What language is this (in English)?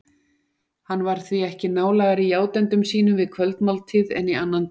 Icelandic